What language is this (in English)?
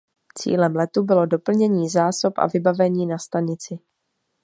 Czech